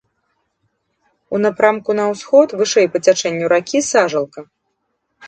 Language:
Belarusian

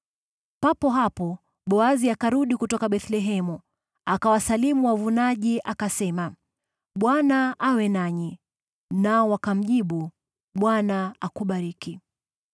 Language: Swahili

